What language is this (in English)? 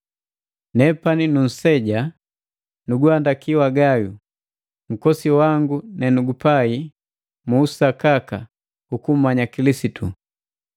Matengo